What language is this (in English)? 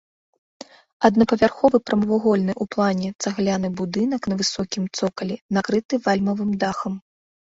Belarusian